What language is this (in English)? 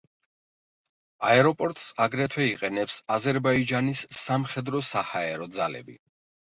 Georgian